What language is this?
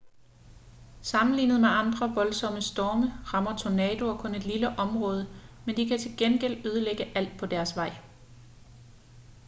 Danish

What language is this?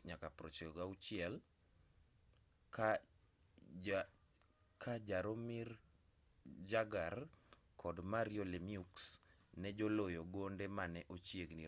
Luo (Kenya and Tanzania)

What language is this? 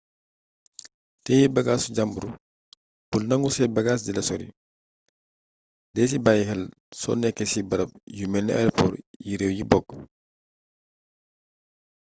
Wolof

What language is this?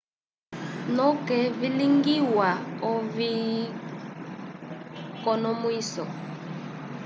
Umbundu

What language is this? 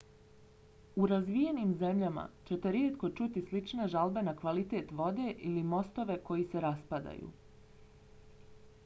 Bosnian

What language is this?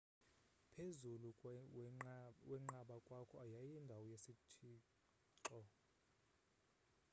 Xhosa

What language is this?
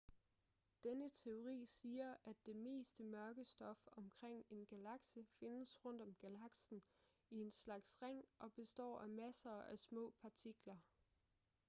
Danish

